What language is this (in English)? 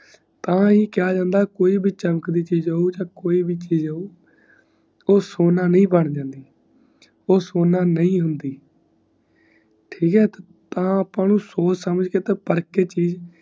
Punjabi